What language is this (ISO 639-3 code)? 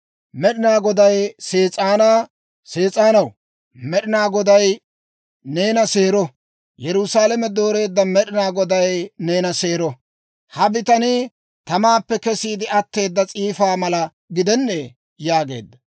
dwr